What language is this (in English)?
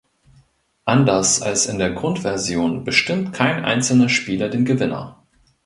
German